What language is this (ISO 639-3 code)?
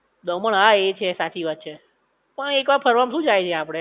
guj